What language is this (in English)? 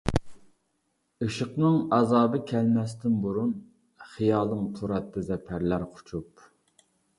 Uyghur